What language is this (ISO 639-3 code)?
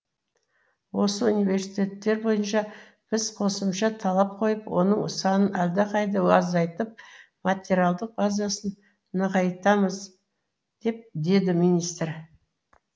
kaz